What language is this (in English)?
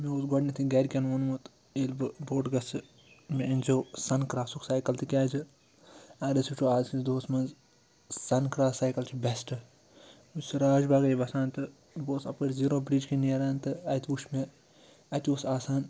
Kashmiri